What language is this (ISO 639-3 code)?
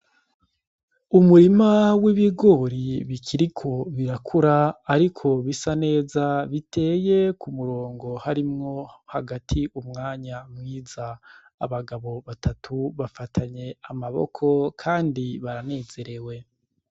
run